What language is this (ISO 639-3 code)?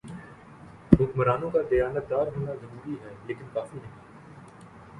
urd